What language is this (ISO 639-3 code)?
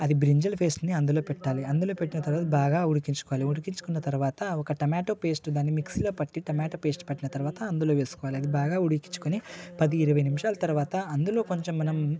tel